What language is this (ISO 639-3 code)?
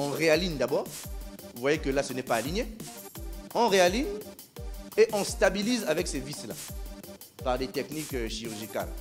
fra